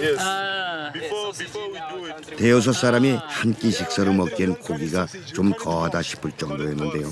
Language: Korean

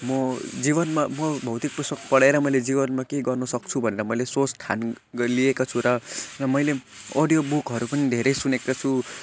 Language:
Nepali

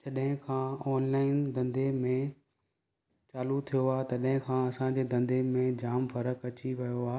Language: Sindhi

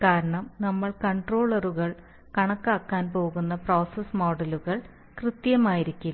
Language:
Malayalam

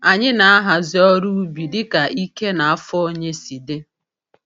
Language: Igbo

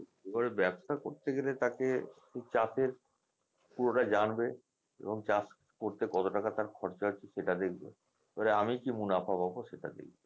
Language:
Bangla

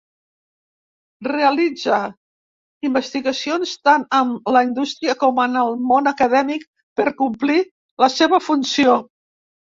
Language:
Catalan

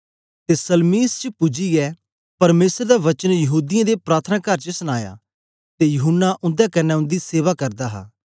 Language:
Dogri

